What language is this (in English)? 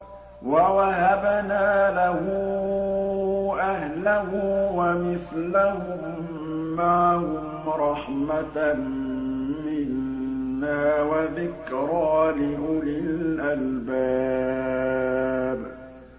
Arabic